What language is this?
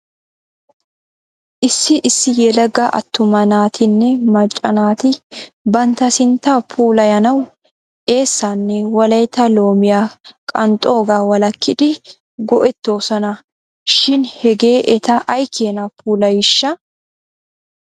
Wolaytta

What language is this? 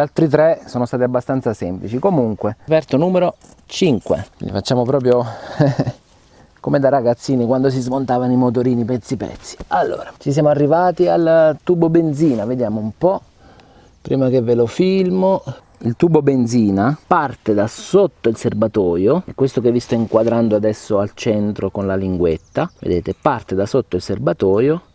Italian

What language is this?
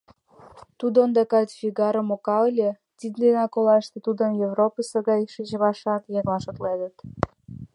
Mari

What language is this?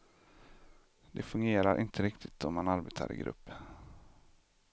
Swedish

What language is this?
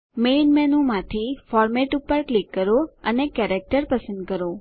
Gujarati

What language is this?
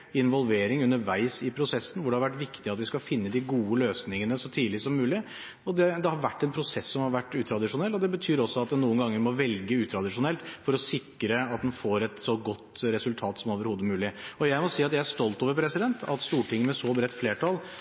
Norwegian Bokmål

